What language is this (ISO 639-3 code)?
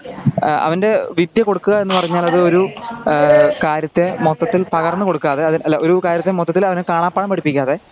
mal